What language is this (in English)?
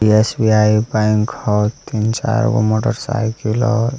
Magahi